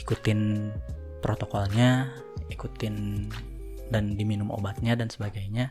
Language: Indonesian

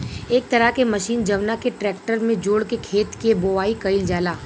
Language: Bhojpuri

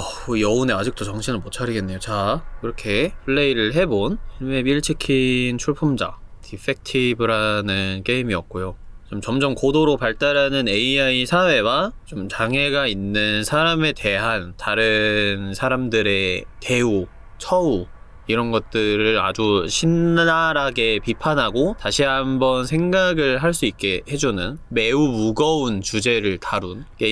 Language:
Korean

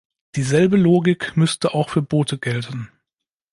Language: German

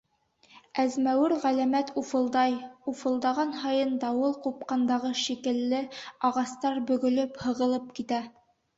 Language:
Bashkir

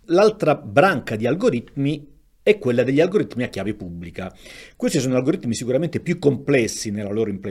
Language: Italian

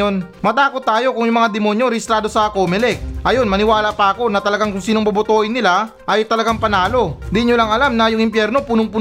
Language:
Filipino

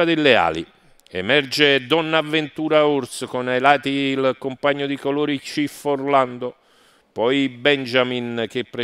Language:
Italian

